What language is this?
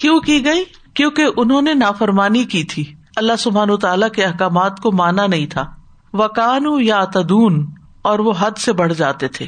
Urdu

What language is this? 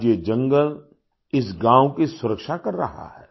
Hindi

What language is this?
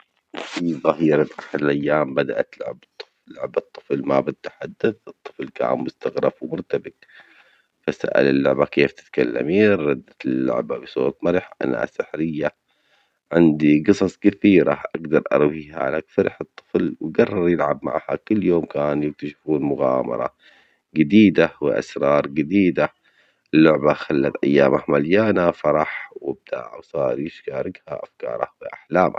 Omani Arabic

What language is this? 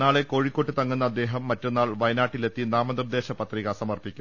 Malayalam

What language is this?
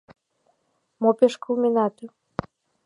Mari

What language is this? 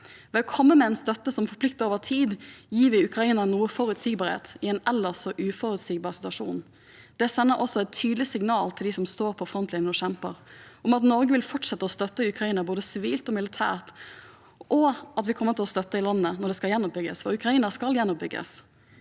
Norwegian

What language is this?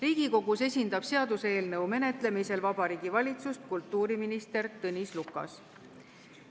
Estonian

